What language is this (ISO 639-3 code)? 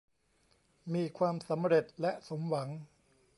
tha